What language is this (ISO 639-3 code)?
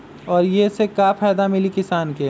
mag